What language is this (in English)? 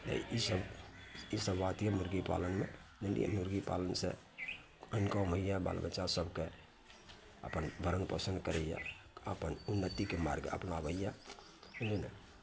Maithili